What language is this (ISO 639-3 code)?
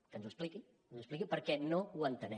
cat